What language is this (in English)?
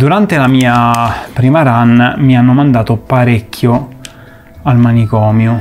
Italian